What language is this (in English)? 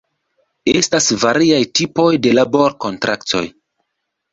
Esperanto